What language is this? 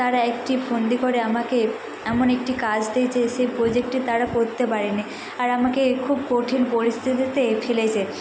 Bangla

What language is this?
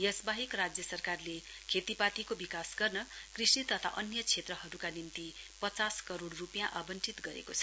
Nepali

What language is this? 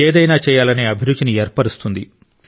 Telugu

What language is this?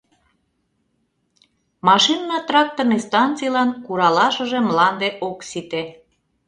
Mari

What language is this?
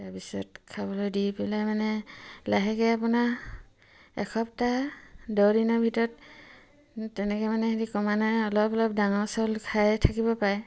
Assamese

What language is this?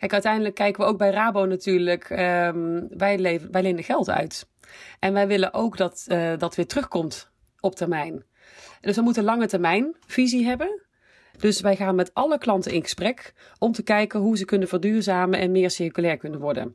Dutch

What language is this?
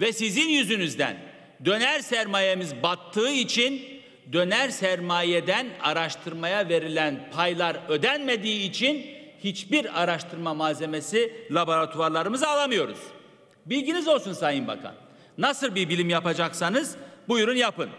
Turkish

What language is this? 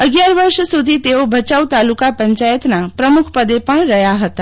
Gujarati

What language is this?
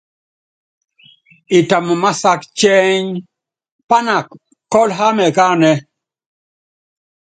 Yangben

